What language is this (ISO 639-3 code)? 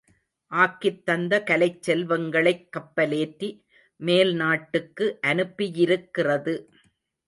tam